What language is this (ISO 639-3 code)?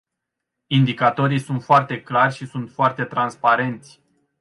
ron